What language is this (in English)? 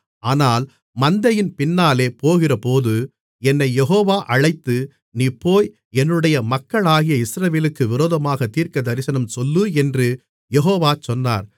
Tamil